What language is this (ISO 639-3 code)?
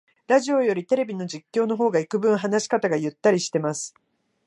jpn